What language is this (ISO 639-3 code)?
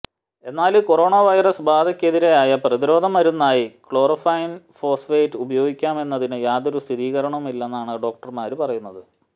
mal